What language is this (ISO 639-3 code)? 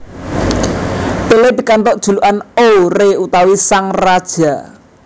jav